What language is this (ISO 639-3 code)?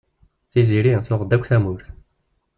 kab